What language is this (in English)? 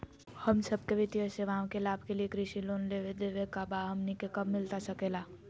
Magahi